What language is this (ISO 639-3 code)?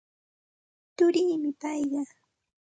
qxt